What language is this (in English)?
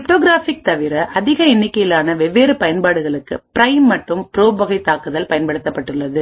Tamil